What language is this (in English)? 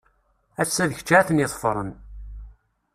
Kabyle